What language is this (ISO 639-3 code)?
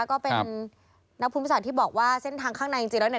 tha